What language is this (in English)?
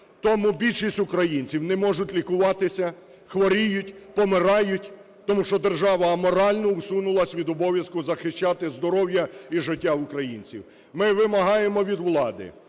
Ukrainian